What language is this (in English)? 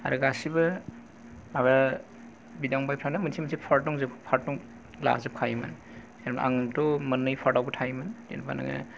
Bodo